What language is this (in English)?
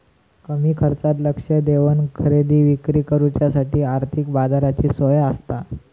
Marathi